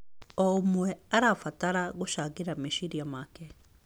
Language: Kikuyu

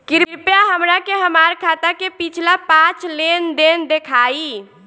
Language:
Bhojpuri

